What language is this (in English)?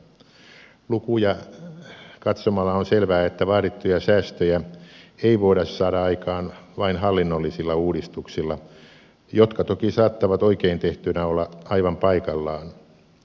Finnish